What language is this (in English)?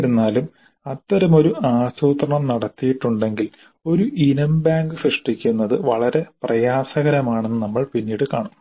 Malayalam